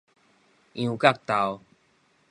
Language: Min Nan Chinese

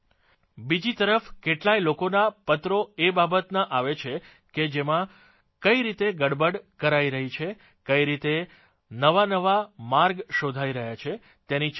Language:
Gujarati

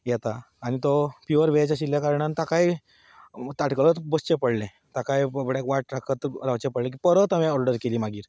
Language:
Konkani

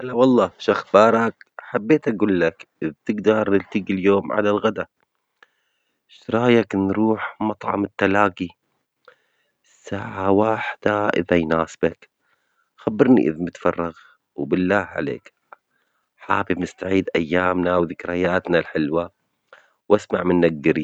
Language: Omani Arabic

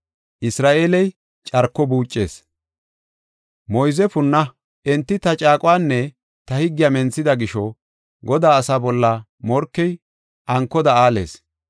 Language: Gofa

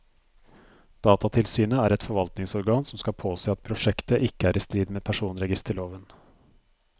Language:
Norwegian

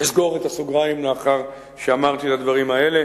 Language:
Hebrew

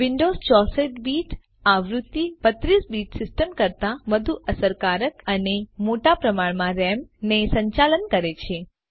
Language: Gujarati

